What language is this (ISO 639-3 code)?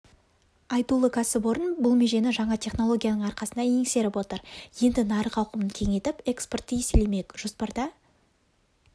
kaz